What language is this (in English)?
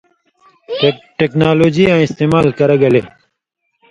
Indus Kohistani